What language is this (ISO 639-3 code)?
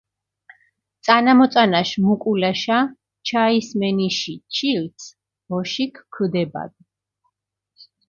xmf